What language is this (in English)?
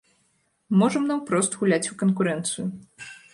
Belarusian